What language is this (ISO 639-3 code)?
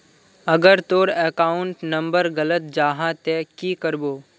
mag